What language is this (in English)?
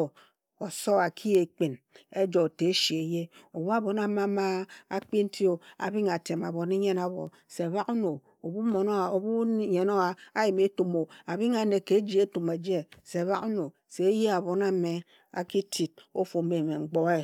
Ejagham